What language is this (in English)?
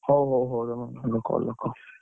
Odia